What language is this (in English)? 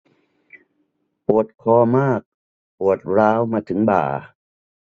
Thai